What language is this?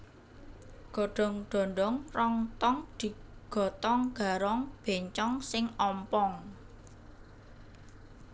Javanese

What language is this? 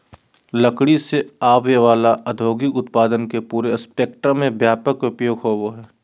Magahi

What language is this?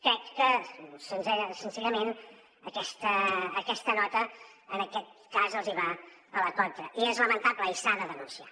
Catalan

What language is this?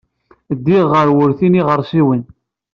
Kabyle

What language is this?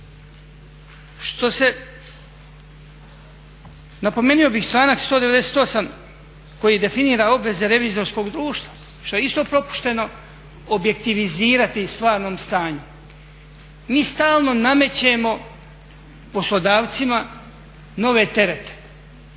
Croatian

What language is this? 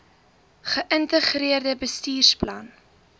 Afrikaans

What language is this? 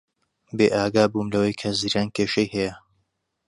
Central Kurdish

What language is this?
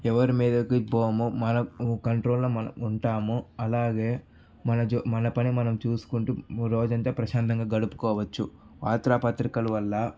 Telugu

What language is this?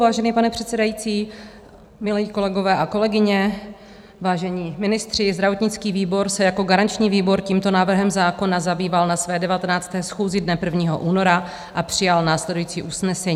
Czech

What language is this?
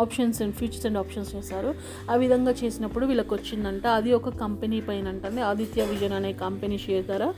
Telugu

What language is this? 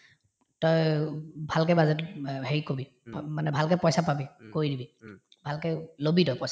Assamese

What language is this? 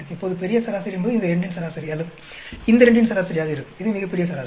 Tamil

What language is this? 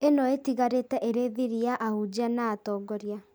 Kikuyu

